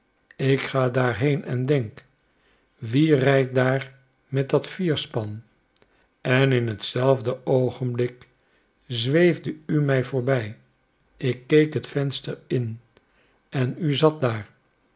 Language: Dutch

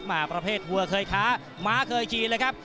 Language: Thai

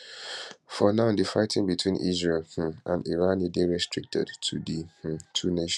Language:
Nigerian Pidgin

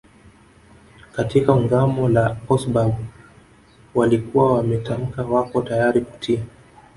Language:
Swahili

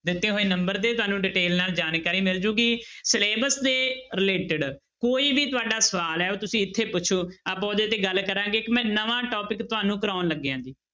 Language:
Punjabi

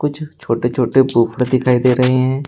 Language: Hindi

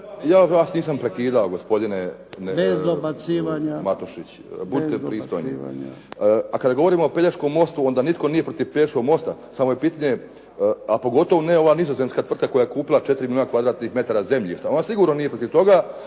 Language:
Croatian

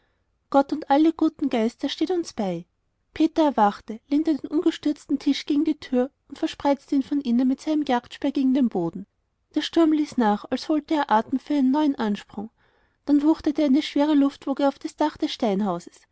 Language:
German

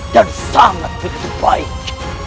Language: Indonesian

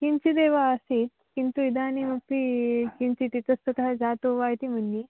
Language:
Sanskrit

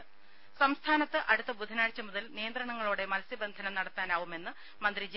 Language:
Malayalam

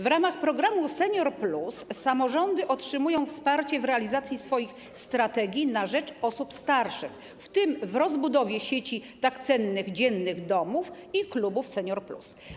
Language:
Polish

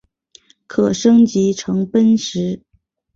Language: Chinese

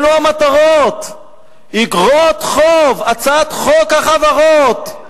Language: Hebrew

